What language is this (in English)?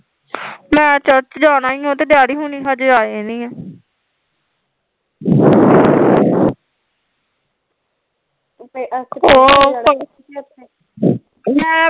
Punjabi